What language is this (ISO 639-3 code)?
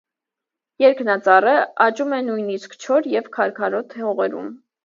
hye